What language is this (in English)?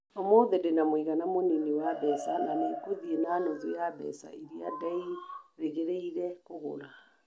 Kikuyu